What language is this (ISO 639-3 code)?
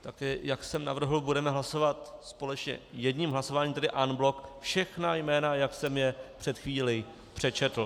ces